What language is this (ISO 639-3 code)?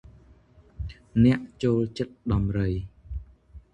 khm